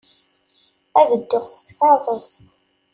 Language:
Kabyle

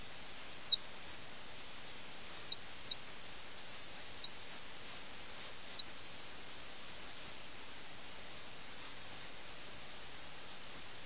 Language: Malayalam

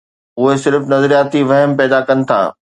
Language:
Sindhi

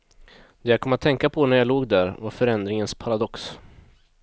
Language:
Swedish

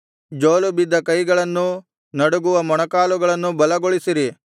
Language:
Kannada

